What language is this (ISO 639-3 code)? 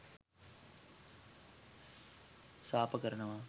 sin